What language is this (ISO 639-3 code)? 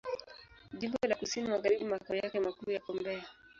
swa